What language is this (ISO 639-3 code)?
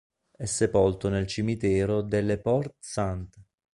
ita